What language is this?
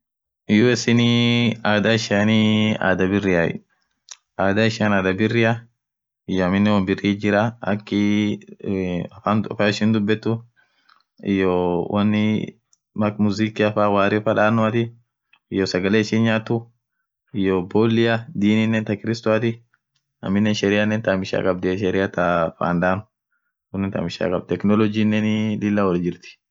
Orma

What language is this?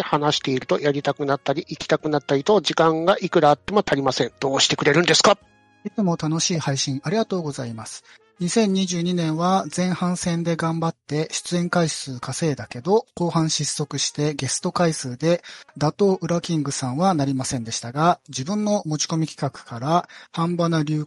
Japanese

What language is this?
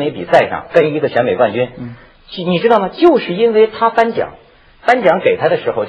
Chinese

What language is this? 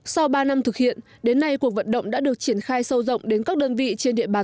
Vietnamese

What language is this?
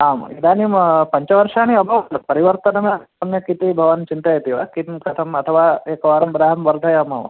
Sanskrit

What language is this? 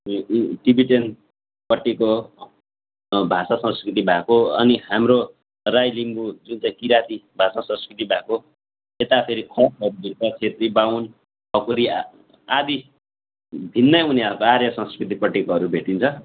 Nepali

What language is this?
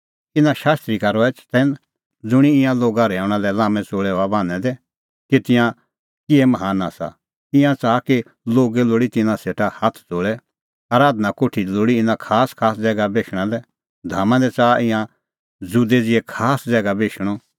Kullu Pahari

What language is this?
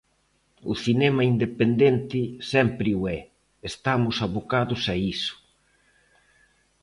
Galician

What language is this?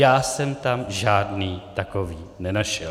Czech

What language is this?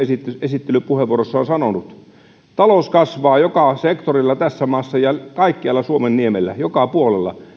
Finnish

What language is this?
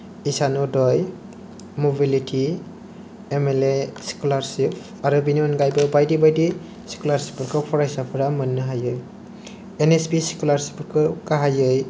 Bodo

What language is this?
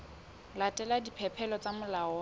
Southern Sotho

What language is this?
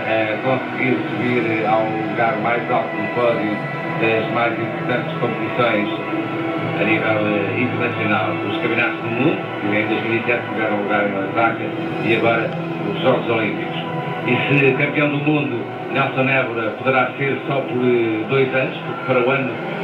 Portuguese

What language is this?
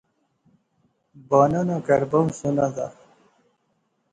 Pahari-Potwari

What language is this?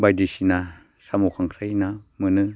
Bodo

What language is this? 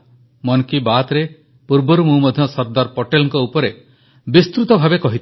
Odia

